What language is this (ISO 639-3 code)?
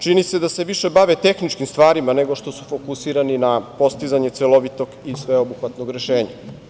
srp